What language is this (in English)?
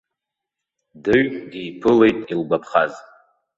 Abkhazian